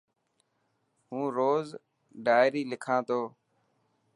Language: Dhatki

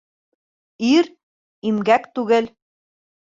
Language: Bashkir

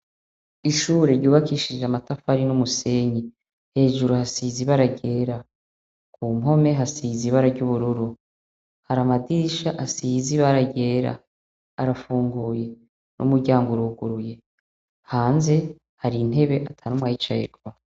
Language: Rundi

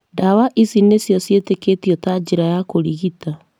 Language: Kikuyu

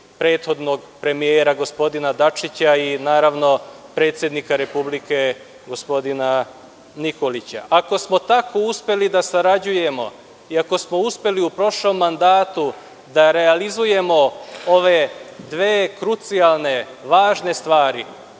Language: Serbian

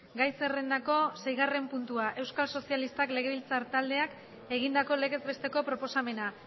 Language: Basque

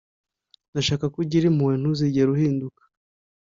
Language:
Kinyarwanda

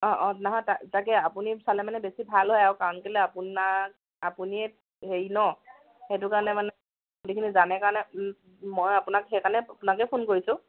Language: Assamese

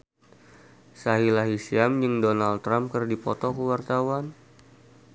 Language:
Sundanese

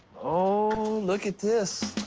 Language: English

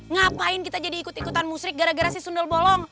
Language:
Indonesian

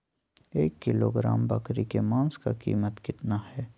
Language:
Magahi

